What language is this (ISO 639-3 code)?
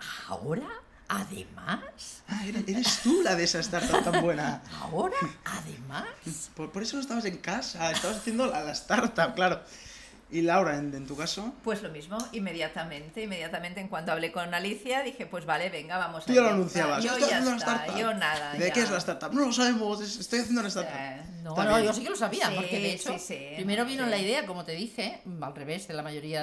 spa